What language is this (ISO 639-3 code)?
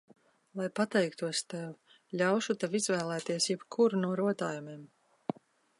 lav